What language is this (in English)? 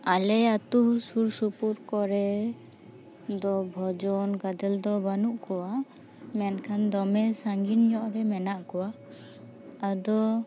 Santali